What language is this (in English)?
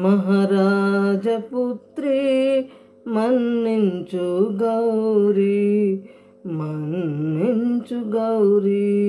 Hindi